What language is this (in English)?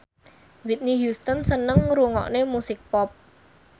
Javanese